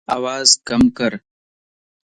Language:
Lasi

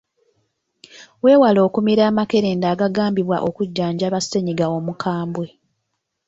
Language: Ganda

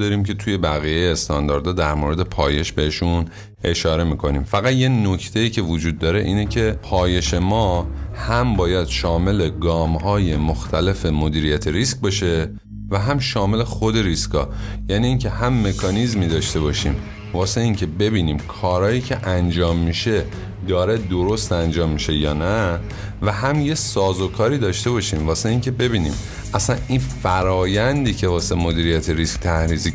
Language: Persian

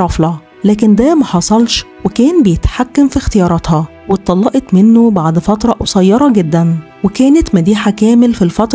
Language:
Arabic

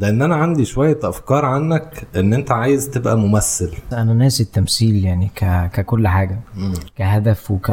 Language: Arabic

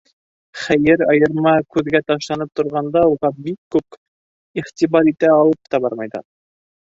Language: Bashkir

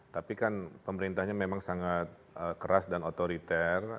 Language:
Indonesian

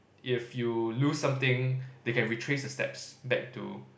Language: English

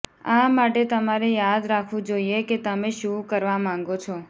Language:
Gujarati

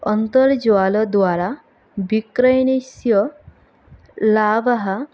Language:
Sanskrit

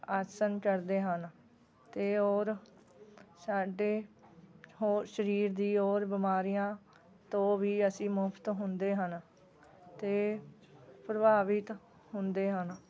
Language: Punjabi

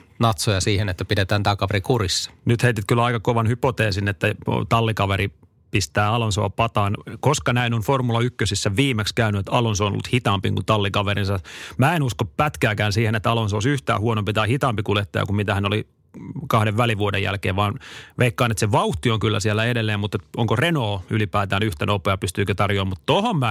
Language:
Finnish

